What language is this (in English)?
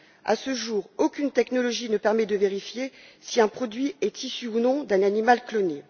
French